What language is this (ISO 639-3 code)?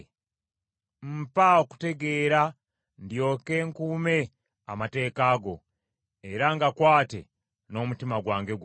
lug